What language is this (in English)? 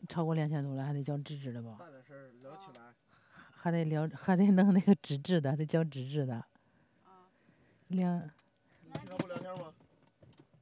Chinese